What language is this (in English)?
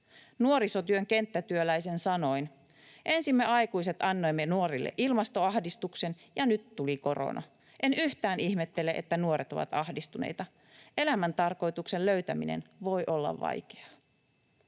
Finnish